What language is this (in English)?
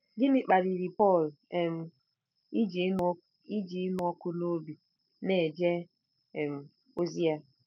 Igbo